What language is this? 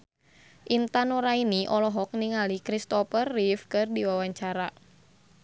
Sundanese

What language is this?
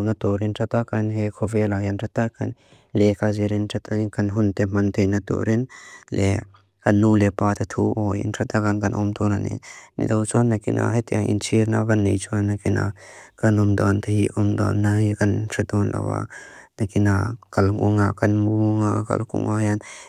Mizo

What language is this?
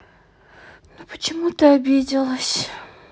Russian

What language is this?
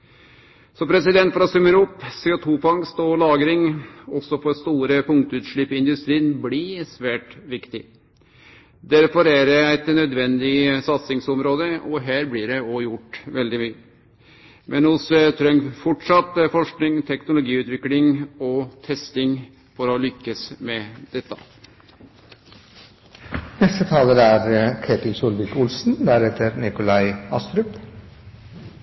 Norwegian Nynorsk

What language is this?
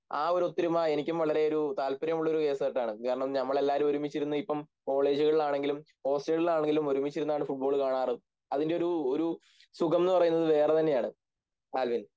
Malayalam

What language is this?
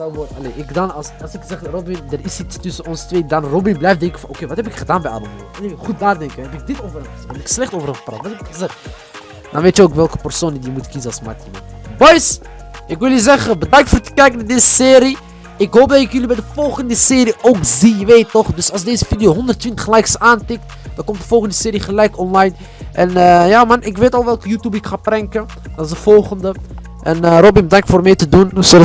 Dutch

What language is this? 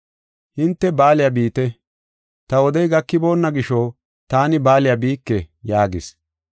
Gofa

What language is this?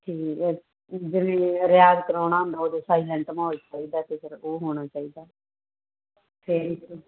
Punjabi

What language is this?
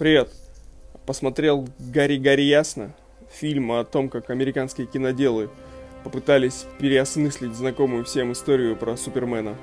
Russian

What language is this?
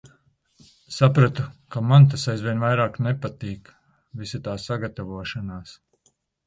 Latvian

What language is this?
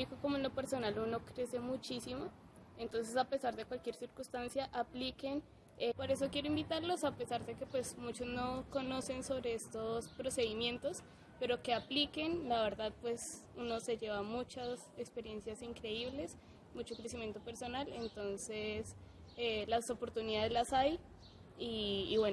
Spanish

